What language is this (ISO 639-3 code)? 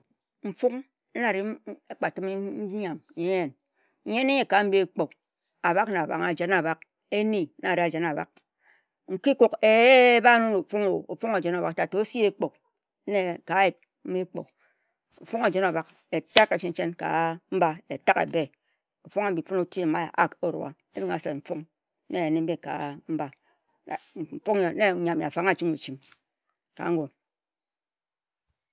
etu